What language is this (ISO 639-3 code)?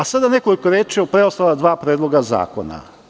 srp